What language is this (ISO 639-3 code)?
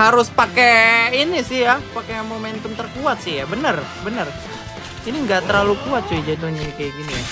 ind